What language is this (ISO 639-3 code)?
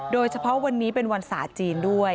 tha